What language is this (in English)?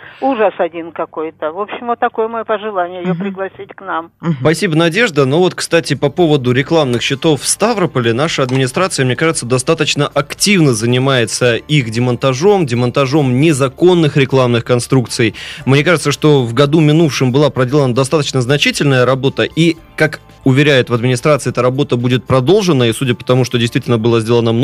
Russian